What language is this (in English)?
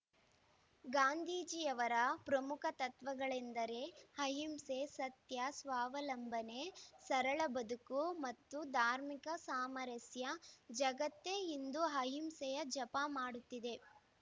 Kannada